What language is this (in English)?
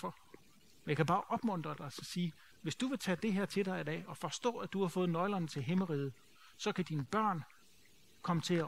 Danish